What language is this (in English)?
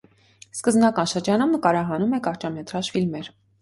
Armenian